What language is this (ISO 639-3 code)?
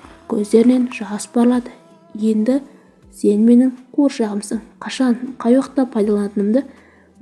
tur